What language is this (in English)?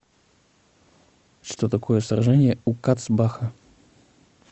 Russian